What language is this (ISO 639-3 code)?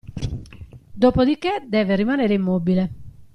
ita